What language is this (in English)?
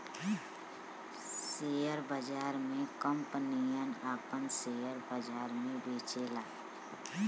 Bhojpuri